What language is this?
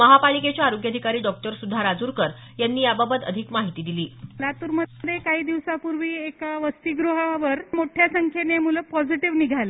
Marathi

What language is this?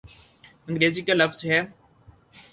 Urdu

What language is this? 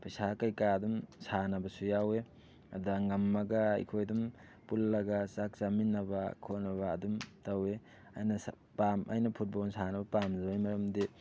Manipuri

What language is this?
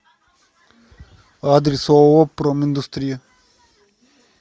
Russian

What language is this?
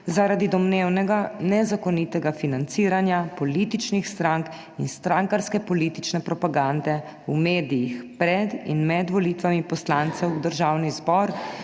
Slovenian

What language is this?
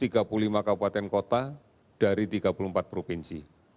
Indonesian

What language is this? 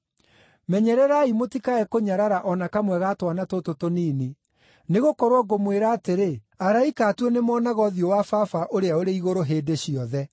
Kikuyu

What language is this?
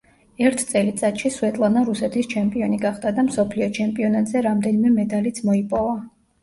Georgian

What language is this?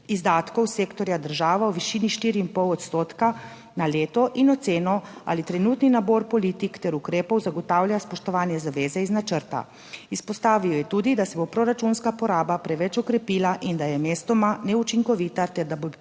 Slovenian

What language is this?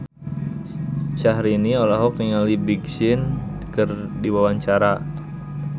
Sundanese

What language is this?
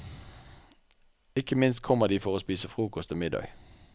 Norwegian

